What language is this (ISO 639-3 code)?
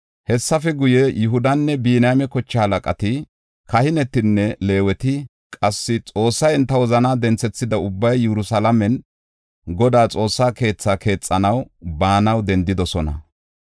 gof